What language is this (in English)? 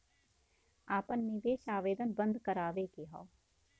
Bhojpuri